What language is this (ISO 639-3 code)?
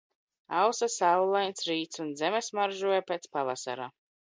lav